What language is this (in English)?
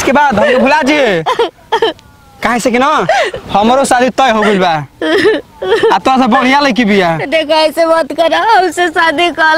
Hindi